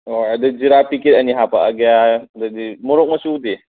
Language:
Manipuri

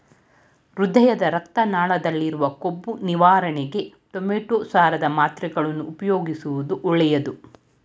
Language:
Kannada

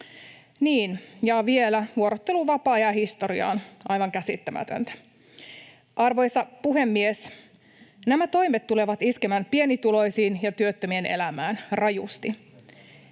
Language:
Finnish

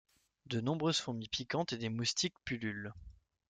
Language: French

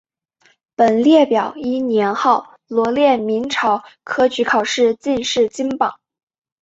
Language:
Chinese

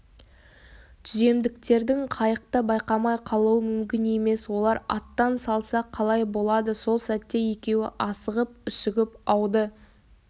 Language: Kazakh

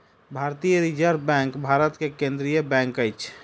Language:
Maithili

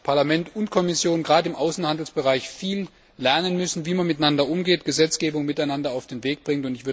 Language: German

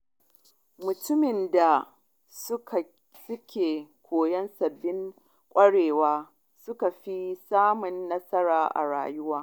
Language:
Hausa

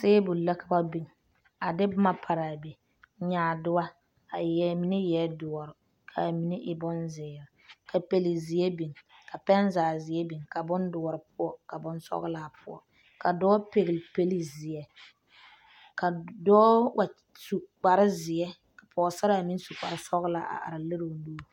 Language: Southern Dagaare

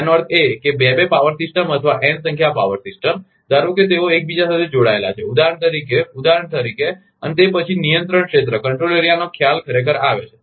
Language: Gujarati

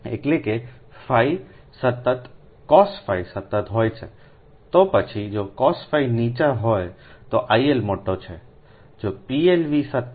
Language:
Gujarati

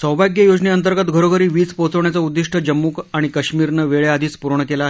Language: Marathi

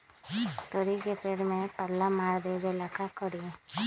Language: Magahi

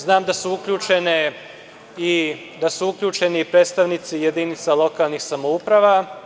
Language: Serbian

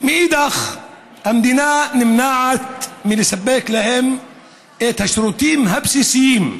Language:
Hebrew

